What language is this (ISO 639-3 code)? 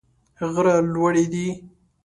pus